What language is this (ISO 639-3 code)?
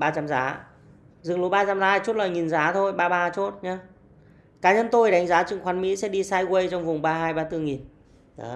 vie